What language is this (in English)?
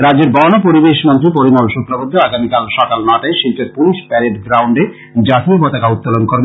Bangla